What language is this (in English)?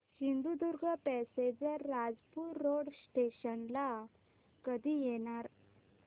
Marathi